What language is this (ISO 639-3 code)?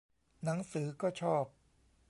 tha